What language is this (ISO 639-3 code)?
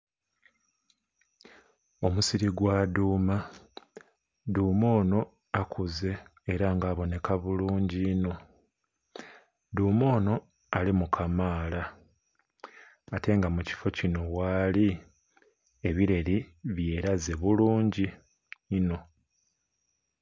xog